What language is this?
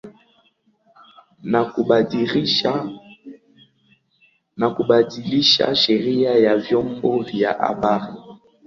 Swahili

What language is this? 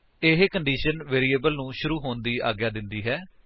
Punjabi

